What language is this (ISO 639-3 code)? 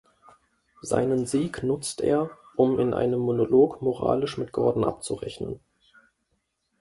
deu